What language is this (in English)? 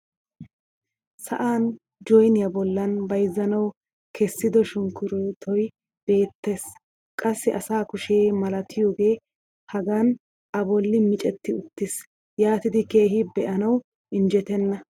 Wolaytta